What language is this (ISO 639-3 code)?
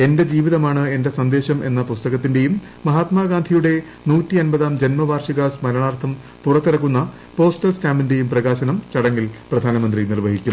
mal